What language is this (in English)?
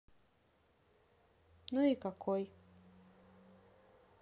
Russian